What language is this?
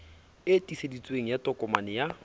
Southern Sotho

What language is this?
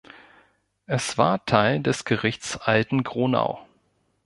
German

